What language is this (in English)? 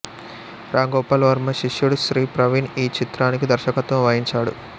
Telugu